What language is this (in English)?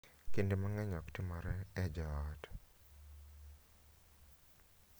Luo (Kenya and Tanzania)